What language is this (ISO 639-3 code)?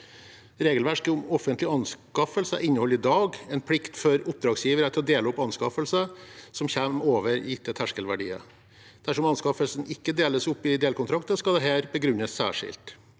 nor